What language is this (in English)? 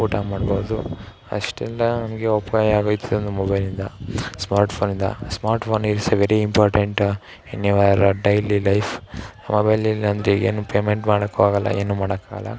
Kannada